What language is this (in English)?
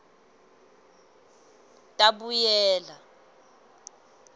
Swati